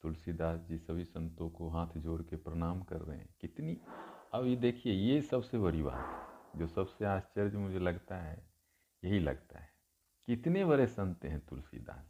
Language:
Hindi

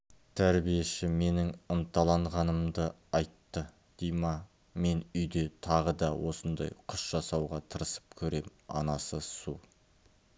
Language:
Kazakh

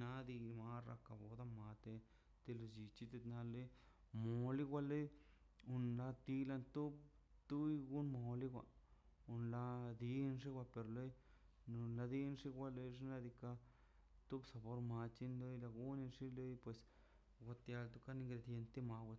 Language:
Mazaltepec Zapotec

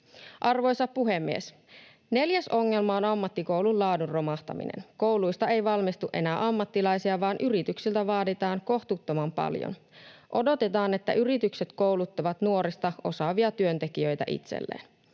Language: Finnish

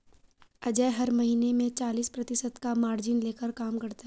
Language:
Hindi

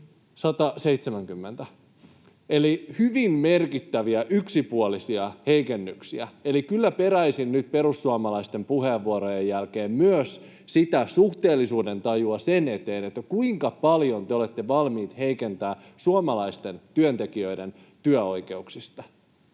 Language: Finnish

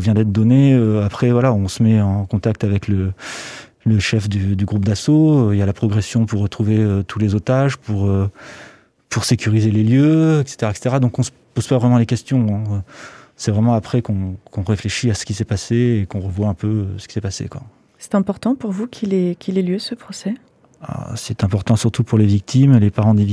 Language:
French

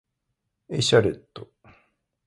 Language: Japanese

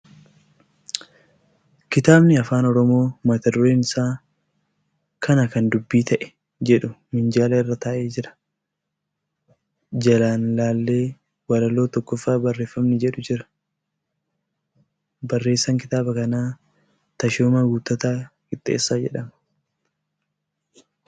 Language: Oromo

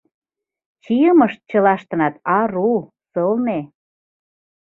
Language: Mari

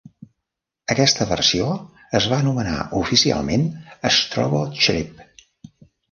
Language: Catalan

